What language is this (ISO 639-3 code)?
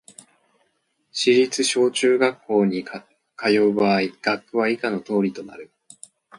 jpn